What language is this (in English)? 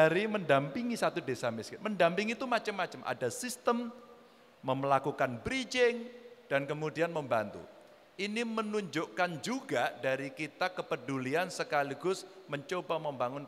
Indonesian